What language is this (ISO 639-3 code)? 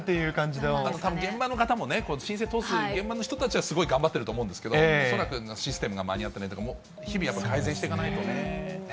jpn